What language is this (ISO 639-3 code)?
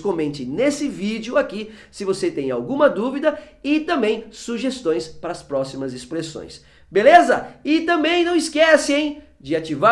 por